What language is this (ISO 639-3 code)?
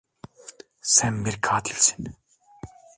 tur